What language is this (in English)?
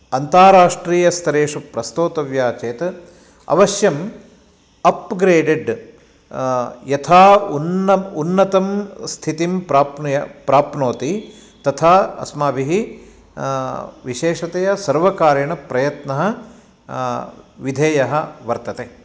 Sanskrit